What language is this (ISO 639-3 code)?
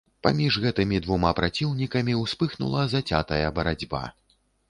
bel